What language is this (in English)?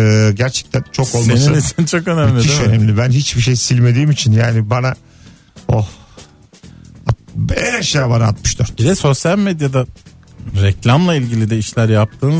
Turkish